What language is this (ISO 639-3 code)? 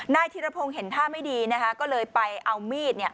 tha